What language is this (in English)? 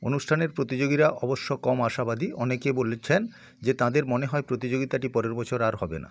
Bangla